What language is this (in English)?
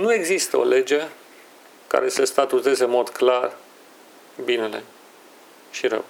Romanian